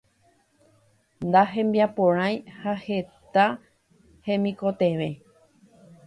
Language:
Guarani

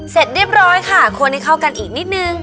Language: Thai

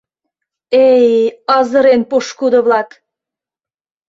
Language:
Mari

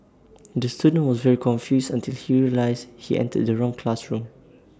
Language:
English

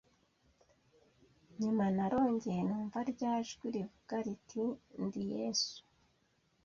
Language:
Kinyarwanda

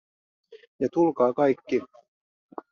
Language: Finnish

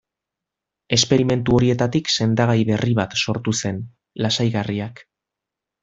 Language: Basque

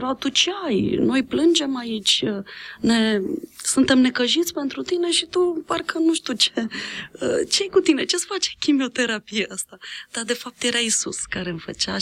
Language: Romanian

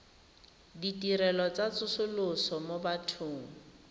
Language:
Tswana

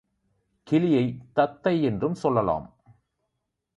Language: Tamil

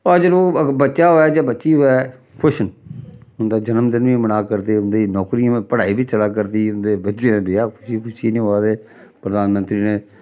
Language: Dogri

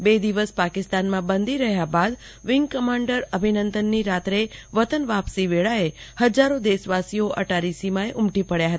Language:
Gujarati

